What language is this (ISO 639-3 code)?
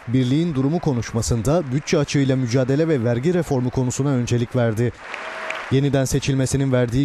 tur